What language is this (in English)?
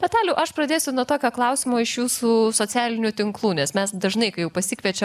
Lithuanian